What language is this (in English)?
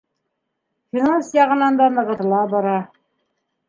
Bashkir